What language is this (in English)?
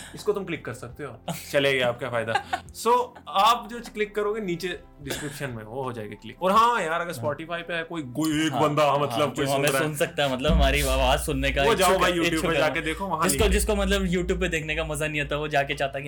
Hindi